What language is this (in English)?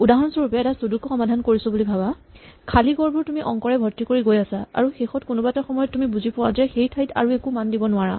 Assamese